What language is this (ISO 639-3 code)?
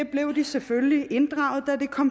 dan